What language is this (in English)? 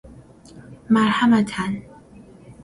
Persian